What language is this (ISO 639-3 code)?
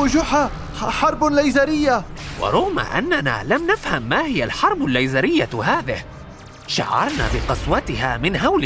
ara